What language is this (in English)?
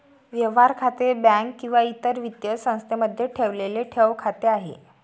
Marathi